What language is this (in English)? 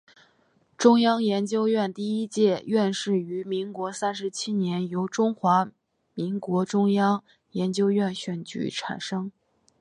Chinese